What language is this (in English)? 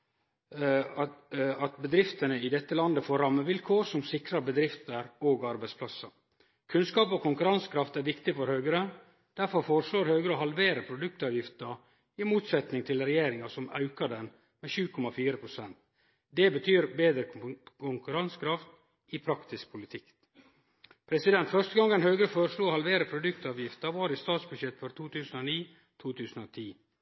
Norwegian Nynorsk